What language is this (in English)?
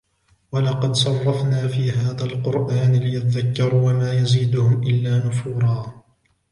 Arabic